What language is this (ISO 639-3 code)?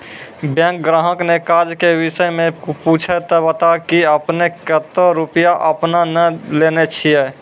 mai